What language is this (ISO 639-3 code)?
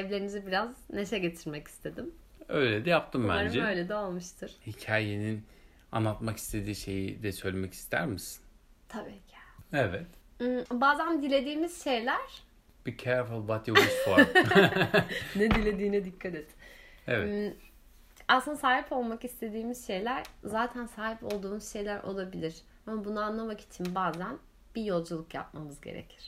tur